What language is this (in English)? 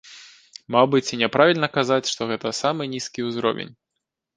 Belarusian